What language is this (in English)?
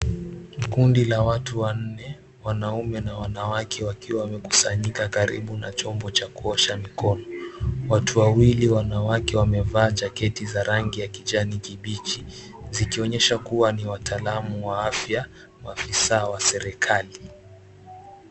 Swahili